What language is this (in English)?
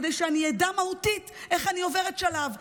Hebrew